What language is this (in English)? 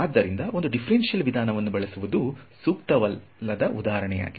Kannada